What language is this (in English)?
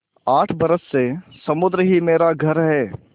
Hindi